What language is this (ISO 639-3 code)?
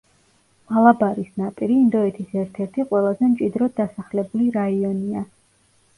kat